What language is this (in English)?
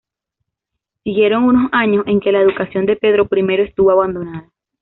Spanish